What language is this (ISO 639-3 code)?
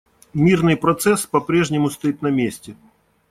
rus